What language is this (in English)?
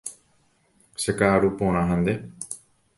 Guarani